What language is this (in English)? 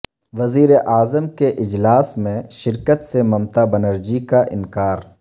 Urdu